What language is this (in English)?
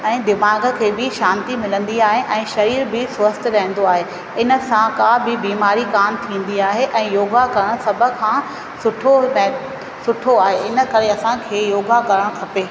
Sindhi